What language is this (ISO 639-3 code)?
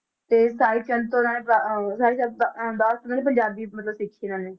pan